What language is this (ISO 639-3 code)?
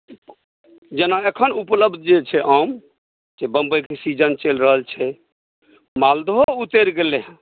mai